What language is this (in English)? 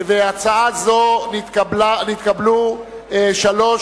Hebrew